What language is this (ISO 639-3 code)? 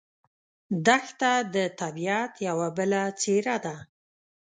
pus